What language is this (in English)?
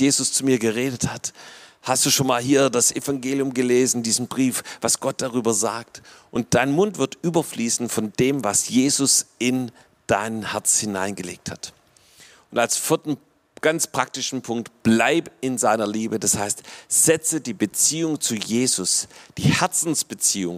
German